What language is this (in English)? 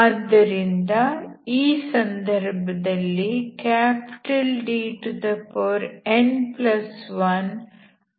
Kannada